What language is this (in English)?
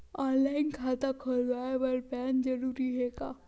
Chhattisgarhi